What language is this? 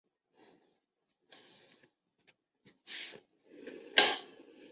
Chinese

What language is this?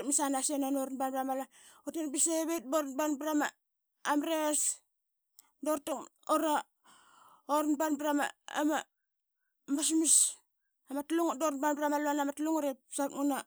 Qaqet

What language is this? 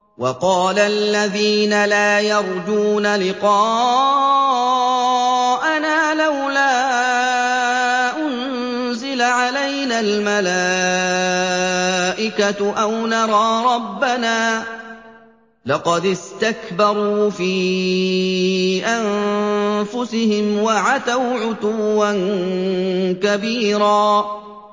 Arabic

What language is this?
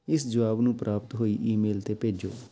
Punjabi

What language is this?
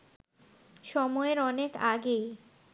Bangla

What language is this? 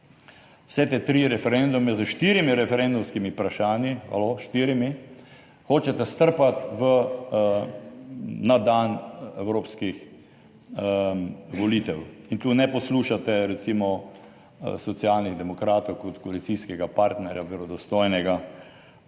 Slovenian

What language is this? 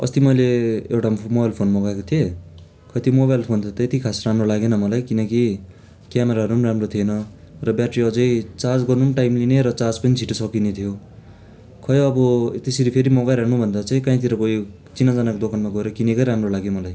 Nepali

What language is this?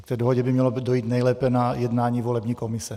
Czech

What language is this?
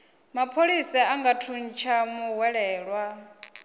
Venda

